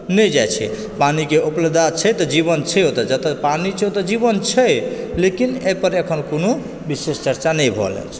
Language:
Maithili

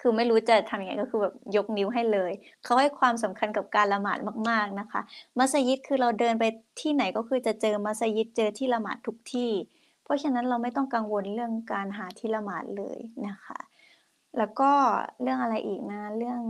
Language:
Thai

